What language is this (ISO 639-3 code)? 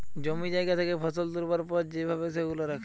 ben